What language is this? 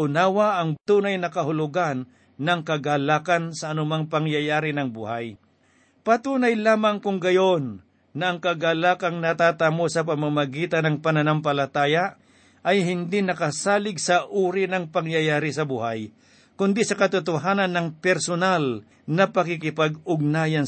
Filipino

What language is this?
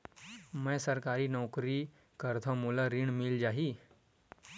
Chhattisgarhi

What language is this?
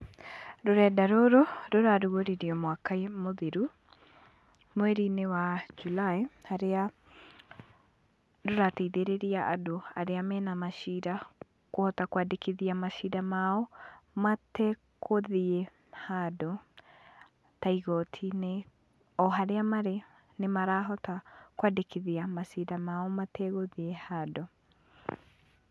Kikuyu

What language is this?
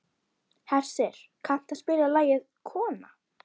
Icelandic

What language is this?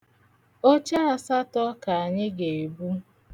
Igbo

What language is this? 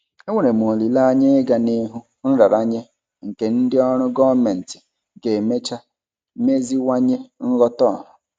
Igbo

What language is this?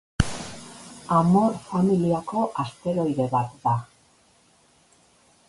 Basque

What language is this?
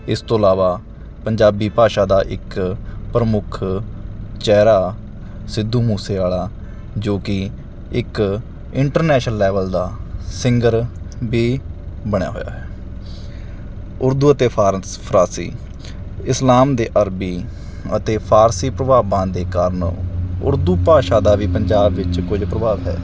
Punjabi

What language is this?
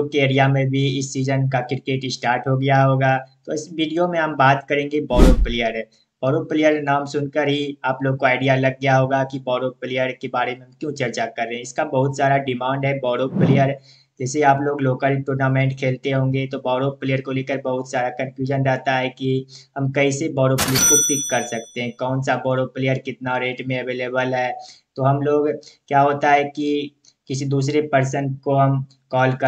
Hindi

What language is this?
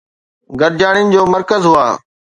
Sindhi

